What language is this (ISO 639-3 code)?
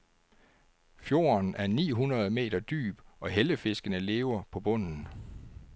dan